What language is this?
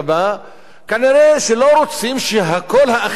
Hebrew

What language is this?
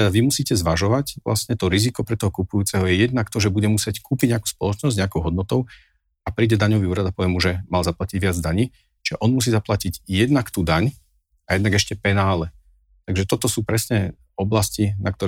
Slovak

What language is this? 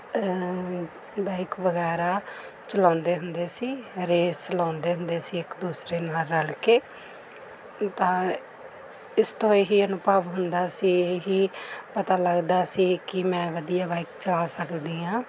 Punjabi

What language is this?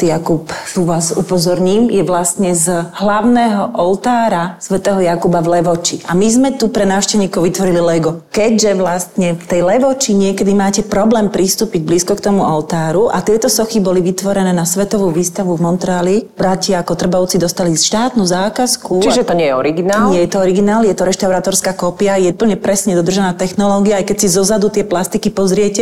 Slovak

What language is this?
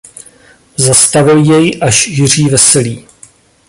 Czech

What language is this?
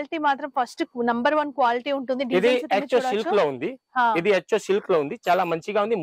Telugu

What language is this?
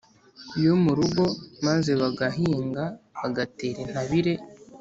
Kinyarwanda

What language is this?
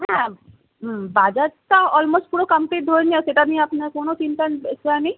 Bangla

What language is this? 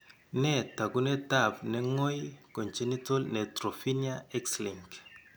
Kalenjin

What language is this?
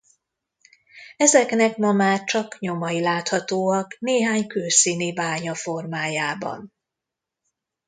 Hungarian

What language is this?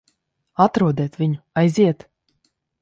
Latvian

